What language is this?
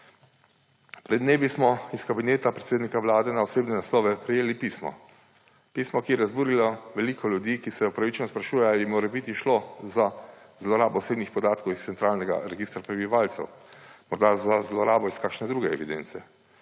Slovenian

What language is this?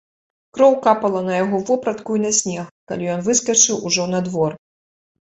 Belarusian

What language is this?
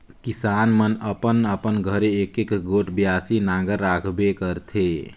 Chhattisgarhi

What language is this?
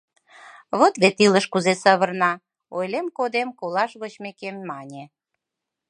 Mari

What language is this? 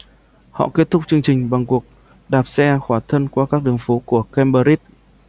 Vietnamese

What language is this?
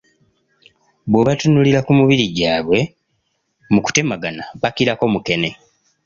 Ganda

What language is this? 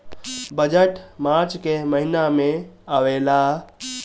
Bhojpuri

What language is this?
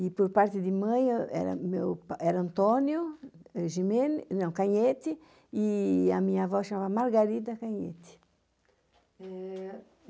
Portuguese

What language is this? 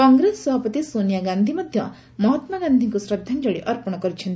Odia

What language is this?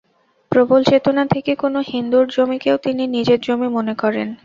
Bangla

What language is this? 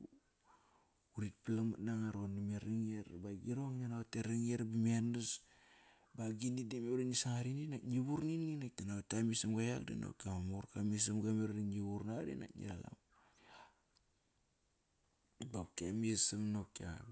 Kairak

